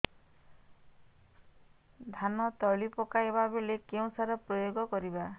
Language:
Odia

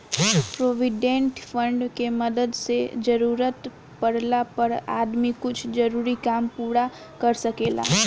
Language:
Bhojpuri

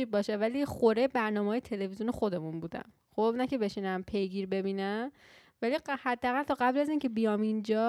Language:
Persian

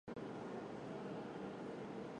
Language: Chinese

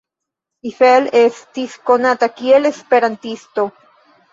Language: Esperanto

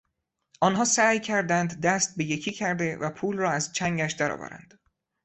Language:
Persian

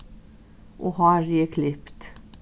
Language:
Faroese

